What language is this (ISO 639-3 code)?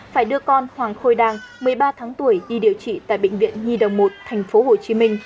vie